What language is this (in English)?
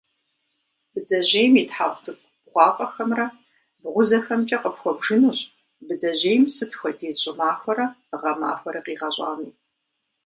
Kabardian